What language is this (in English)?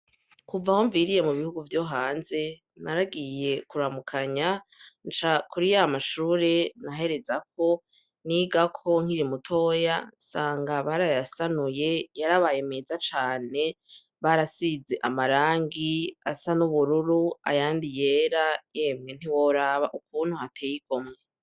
Rundi